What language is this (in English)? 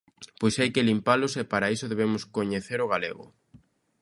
Galician